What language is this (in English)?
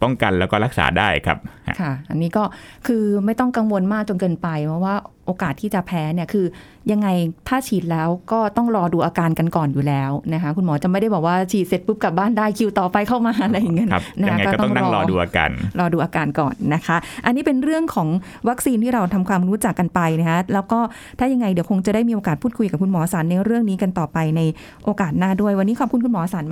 Thai